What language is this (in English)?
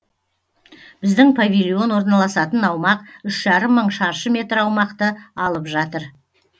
Kazakh